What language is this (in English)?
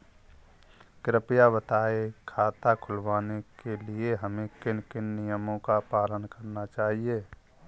Hindi